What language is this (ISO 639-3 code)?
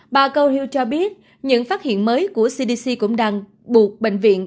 vie